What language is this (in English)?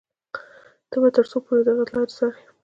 Pashto